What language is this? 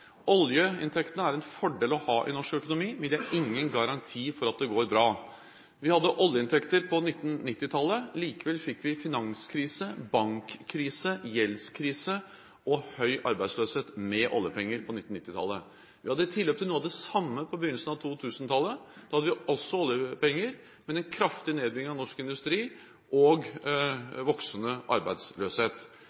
Norwegian Bokmål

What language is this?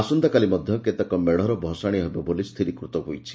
Odia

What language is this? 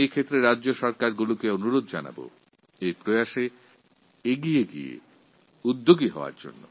Bangla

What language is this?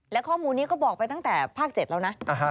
Thai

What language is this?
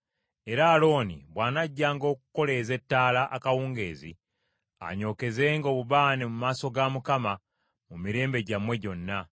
Ganda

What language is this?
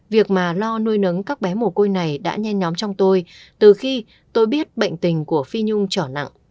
Vietnamese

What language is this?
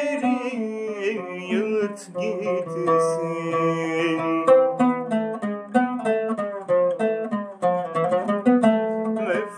Arabic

